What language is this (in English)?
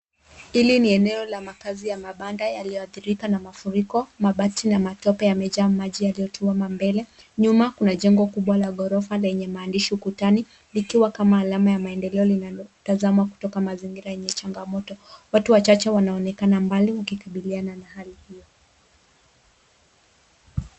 Swahili